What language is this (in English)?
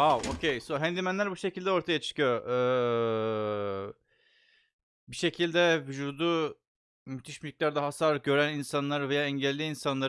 Turkish